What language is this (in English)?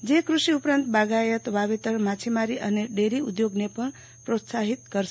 Gujarati